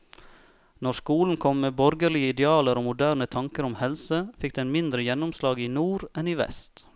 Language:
Norwegian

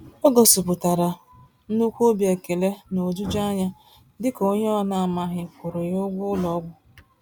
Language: Igbo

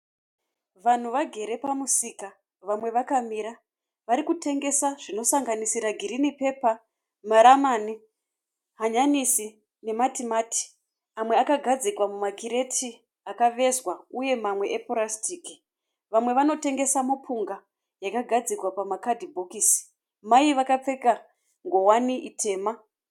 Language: Shona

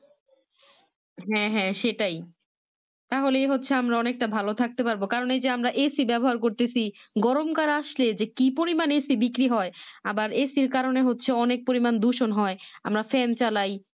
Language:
Bangla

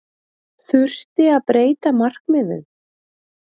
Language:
Icelandic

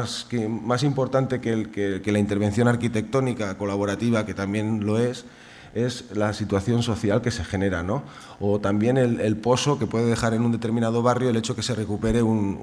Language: Spanish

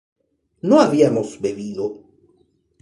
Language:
Spanish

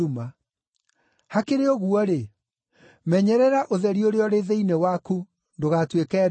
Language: Kikuyu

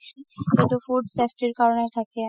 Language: Assamese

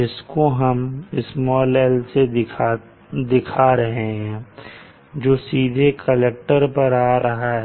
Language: Hindi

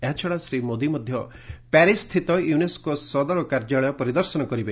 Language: Odia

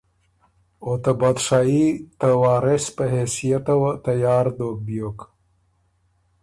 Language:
Ormuri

